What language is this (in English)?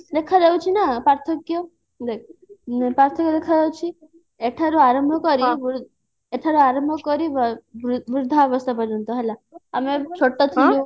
Odia